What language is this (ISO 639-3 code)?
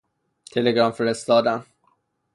fas